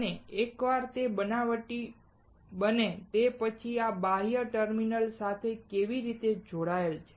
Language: Gujarati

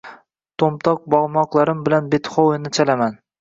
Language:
Uzbek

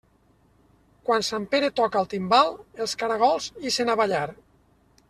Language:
Catalan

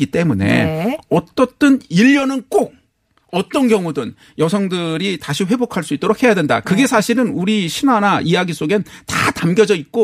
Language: Korean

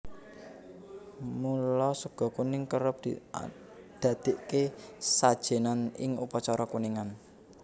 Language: Javanese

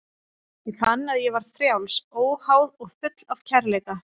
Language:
Icelandic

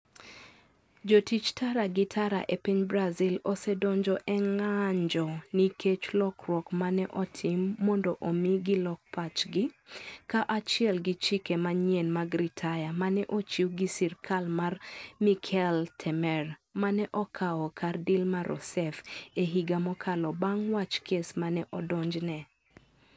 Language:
Luo (Kenya and Tanzania)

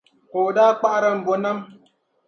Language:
Dagbani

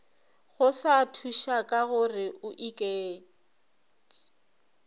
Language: Northern Sotho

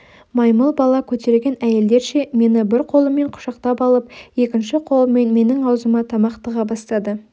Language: Kazakh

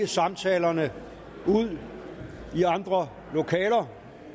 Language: Danish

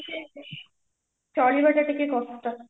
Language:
Odia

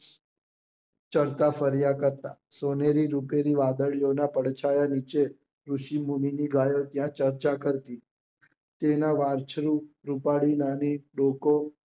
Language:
Gujarati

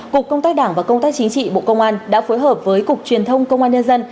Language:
Vietnamese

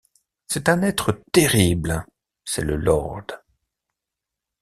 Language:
French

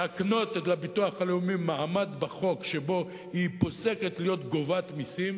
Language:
Hebrew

